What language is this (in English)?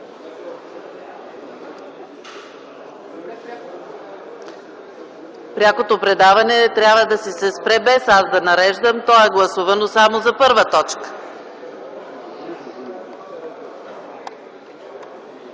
Bulgarian